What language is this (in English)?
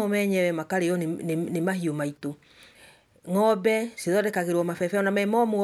Kikuyu